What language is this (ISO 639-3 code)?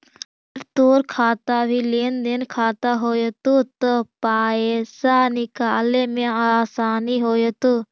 mag